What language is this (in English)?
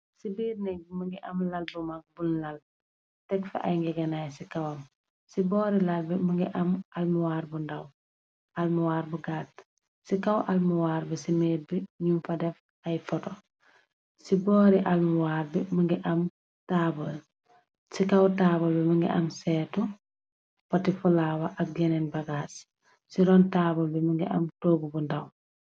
Wolof